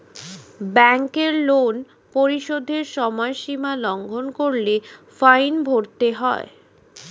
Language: Bangla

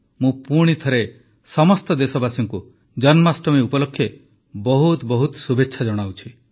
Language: Odia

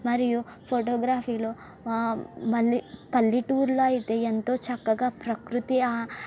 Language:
Telugu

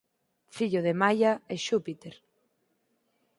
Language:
Galician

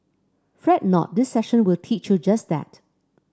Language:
English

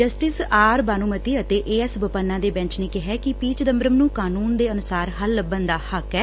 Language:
Punjabi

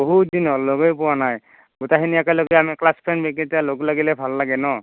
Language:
Assamese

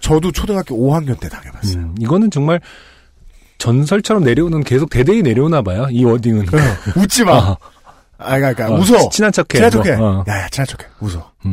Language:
Korean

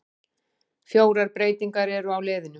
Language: Icelandic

